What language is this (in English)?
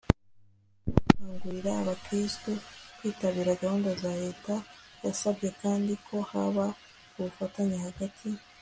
Kinyarwanda